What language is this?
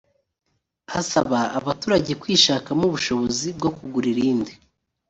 Kinyarwanda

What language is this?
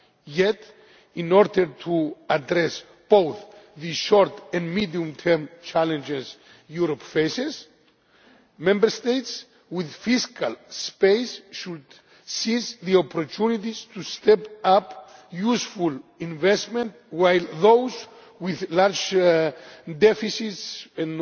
English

